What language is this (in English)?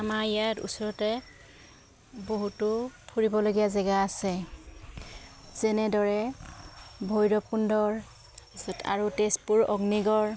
Assamese